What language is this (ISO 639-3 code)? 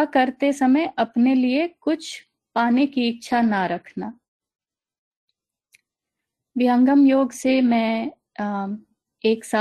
hin